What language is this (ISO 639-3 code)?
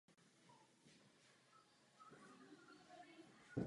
ces